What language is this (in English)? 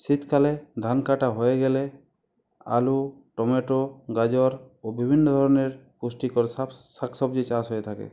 Bangla